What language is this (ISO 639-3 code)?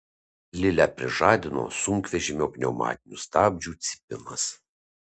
lit